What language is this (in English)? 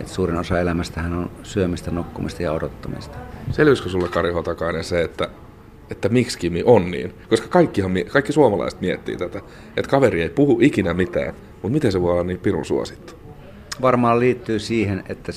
Finnish